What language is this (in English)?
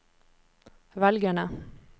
Norwegian